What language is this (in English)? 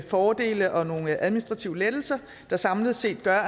Danish